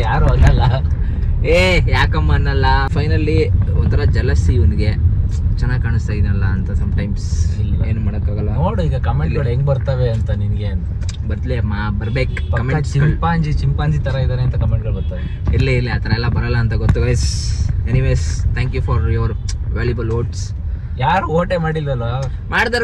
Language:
Kannada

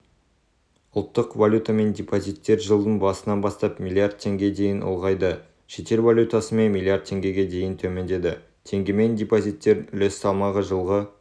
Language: Kazakh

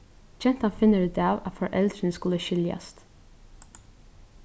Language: Faroese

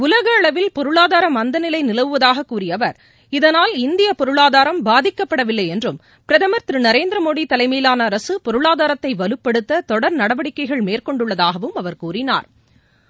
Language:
Tamil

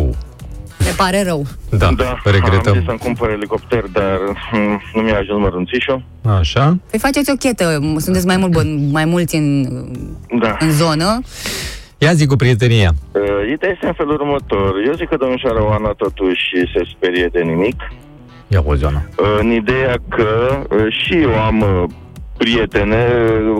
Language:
Romanian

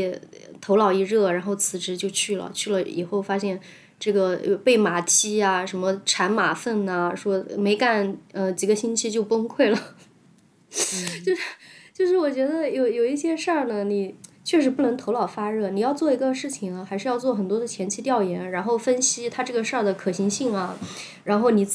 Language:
Chinese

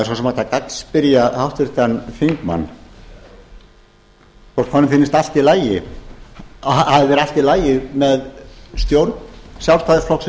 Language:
Icelandic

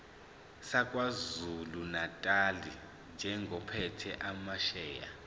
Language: Zulu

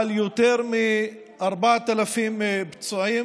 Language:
Hebrew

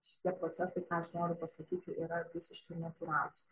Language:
Lithuanian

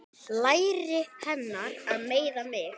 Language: Icelandic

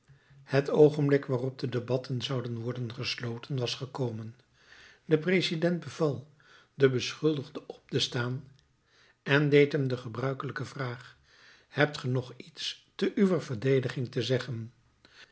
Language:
Dutch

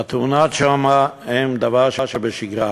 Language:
Hebrew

